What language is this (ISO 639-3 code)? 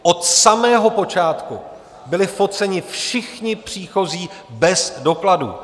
ces